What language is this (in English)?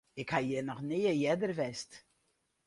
Western Frisian